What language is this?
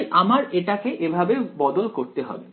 Bangla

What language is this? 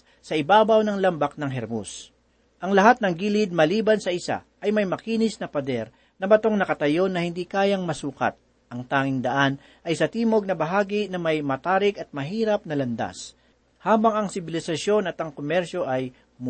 Filipino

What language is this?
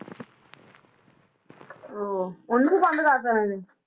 Punjabi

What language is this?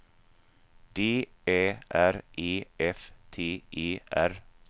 Swedish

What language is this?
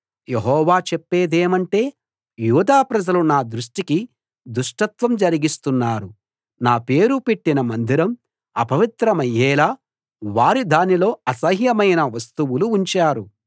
Telugu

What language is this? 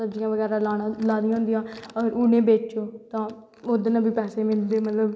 Dogri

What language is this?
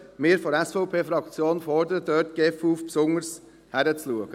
Swiss German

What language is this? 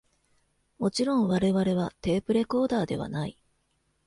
Japanese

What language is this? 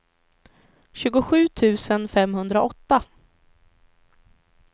Swedish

